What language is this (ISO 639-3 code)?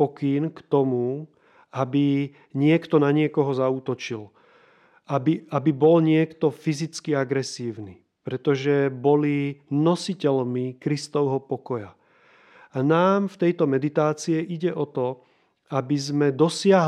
slk